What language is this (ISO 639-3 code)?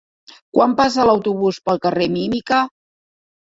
cat